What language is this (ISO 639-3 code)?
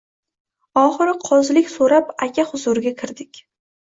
uzb